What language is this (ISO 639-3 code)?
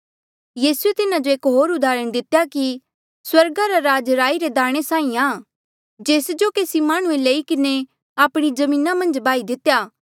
mjl